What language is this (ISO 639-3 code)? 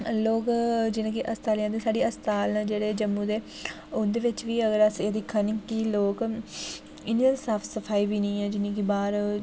doi